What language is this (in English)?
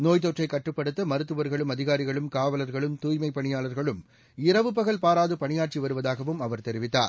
Tamil